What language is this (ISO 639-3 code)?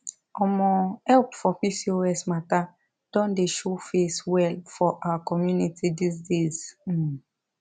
pcm